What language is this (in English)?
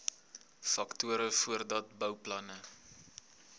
Afrikaans